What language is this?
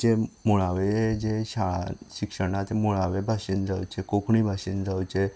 Konkani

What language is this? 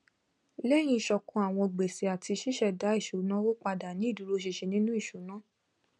Yoruba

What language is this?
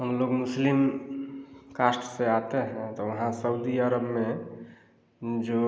Hindi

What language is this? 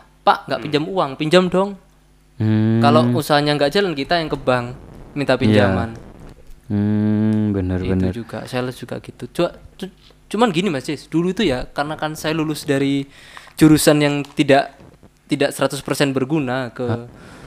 Indonesian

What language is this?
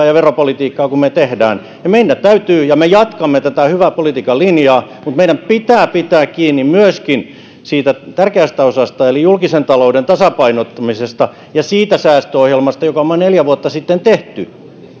Finnish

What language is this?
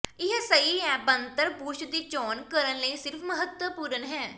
Punjabi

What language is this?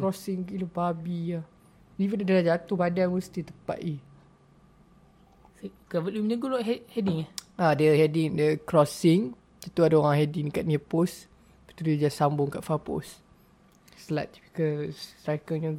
Malay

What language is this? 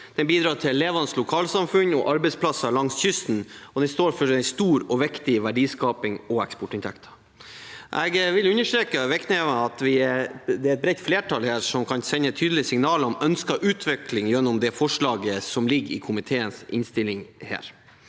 Norwegian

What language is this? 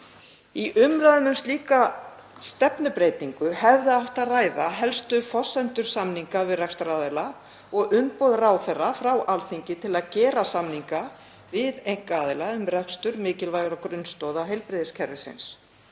Icelandic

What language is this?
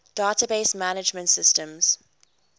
English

